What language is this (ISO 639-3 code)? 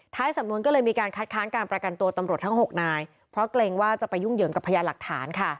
tha